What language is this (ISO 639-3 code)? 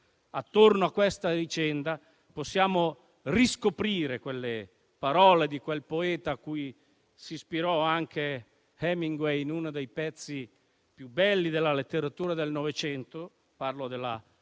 ita